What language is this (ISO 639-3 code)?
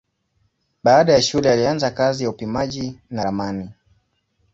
swa